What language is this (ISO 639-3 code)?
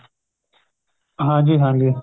pan